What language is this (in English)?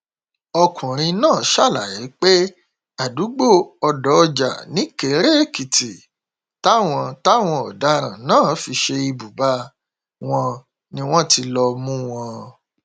Yoruba